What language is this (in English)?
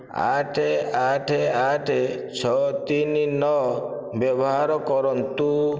Odia